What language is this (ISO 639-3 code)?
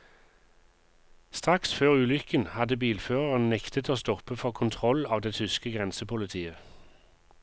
nor